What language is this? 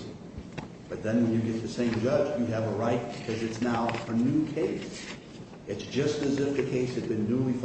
English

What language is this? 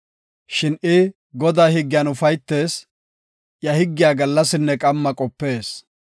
Gofa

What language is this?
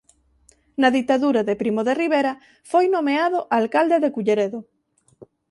Galician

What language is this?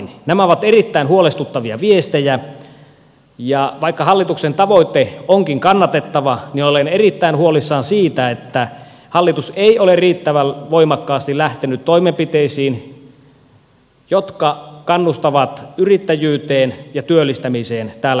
Finnish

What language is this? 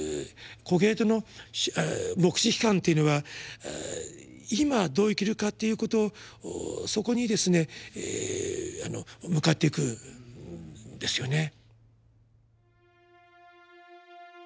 Japanese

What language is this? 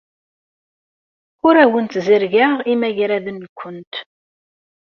Kabyle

